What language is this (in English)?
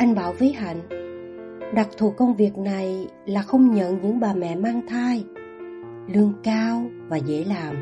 Vietnamese